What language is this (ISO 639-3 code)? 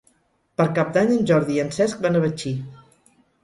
cat